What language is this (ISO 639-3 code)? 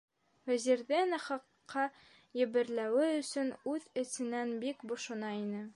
bak